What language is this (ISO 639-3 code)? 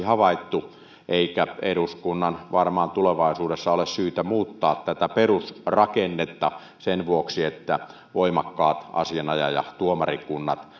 fin